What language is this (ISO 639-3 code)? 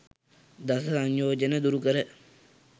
sin